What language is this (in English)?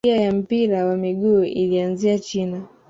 Swahili